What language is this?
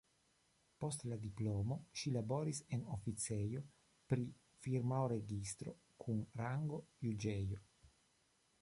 Esperanto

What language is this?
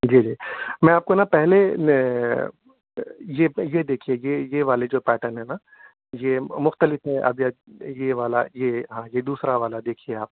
Urdu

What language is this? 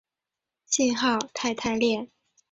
Chinese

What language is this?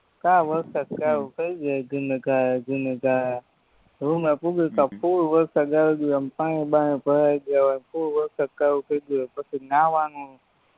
Gujarati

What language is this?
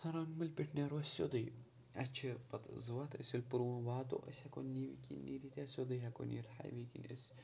Kashmiri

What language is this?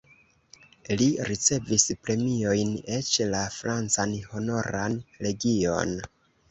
Esperanto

